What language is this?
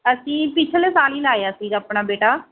Punjabi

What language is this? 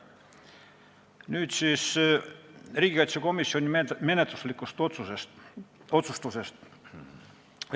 Estonian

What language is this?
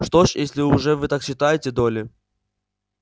Russian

